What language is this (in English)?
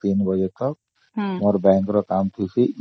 Odia